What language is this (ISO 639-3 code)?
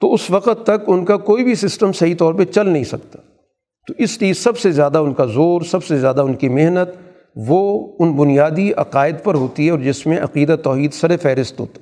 urd